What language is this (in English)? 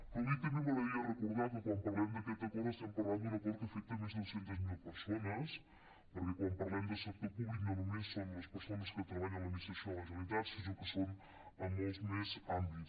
Catalan